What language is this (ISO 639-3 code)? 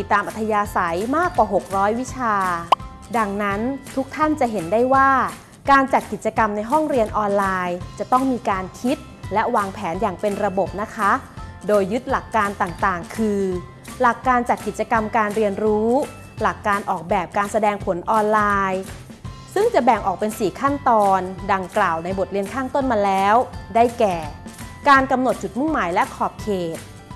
tha